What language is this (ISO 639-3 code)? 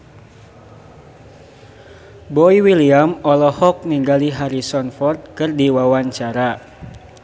sun